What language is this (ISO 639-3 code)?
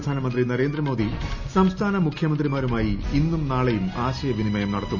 mal